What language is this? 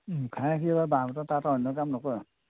Assamese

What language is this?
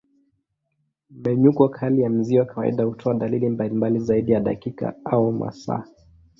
Swahili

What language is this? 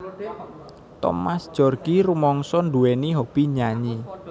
Javanese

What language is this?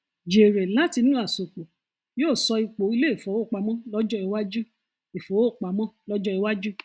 Yoruba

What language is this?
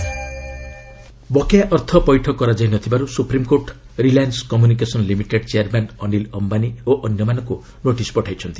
Odia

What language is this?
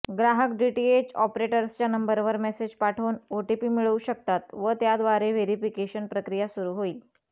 Marathi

